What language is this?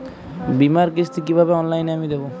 Bangla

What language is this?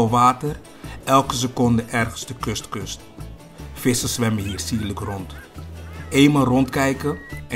Dutch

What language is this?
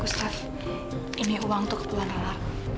Indonesian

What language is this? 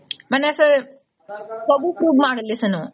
Odia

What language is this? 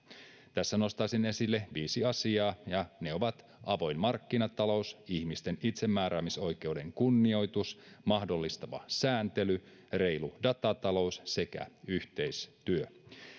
Finnish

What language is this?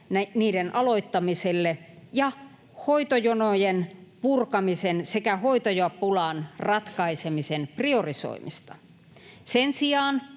Finnish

